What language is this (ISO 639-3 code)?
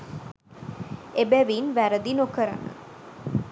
sin